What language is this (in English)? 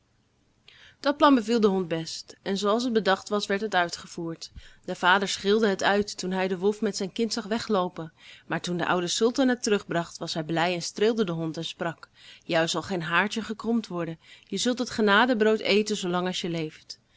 Dutch